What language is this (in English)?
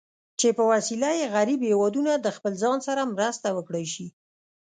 Pashto